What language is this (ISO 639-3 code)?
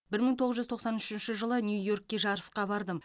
kaz